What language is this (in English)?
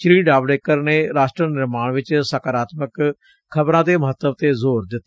Punjabi